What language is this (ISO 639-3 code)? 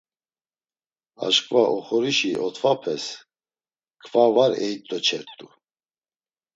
lzz